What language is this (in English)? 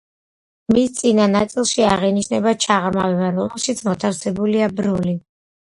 Georgian